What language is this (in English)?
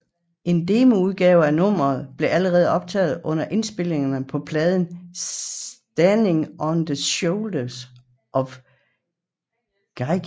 Danish